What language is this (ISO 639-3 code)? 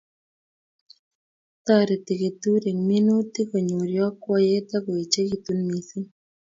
kln